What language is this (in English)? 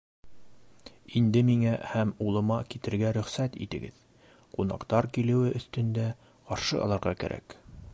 Bashkir